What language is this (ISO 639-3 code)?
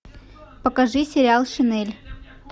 rus